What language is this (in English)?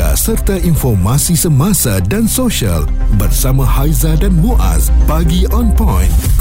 Malay